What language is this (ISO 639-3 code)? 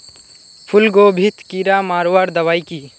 mag